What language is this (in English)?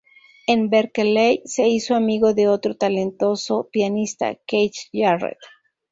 Spanish